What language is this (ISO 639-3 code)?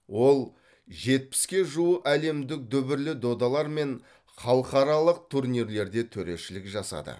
kaz